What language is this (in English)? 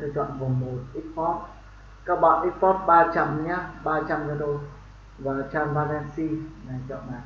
Vietnamese